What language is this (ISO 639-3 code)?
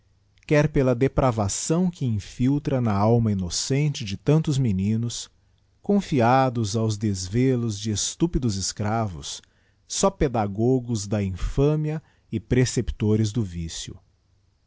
por